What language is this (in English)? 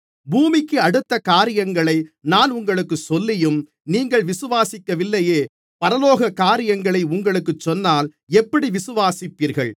Tamil